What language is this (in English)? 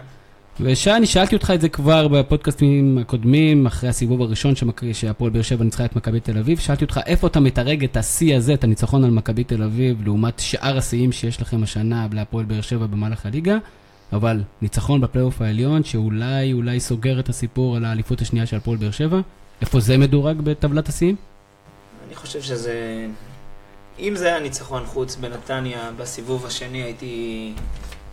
Hebrew